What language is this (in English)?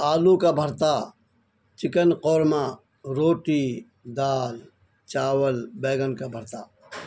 Urdu